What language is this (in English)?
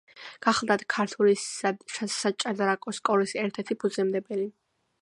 Georgian